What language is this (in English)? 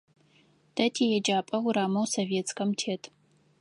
Adyghe